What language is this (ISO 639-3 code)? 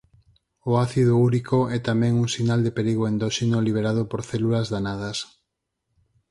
glg